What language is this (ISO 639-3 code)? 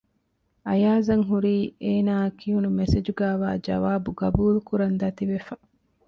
div